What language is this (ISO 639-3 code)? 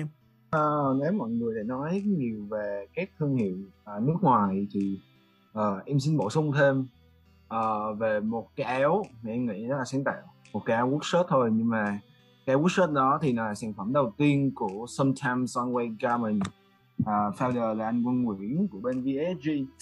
vie